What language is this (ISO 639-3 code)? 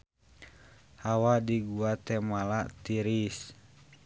sun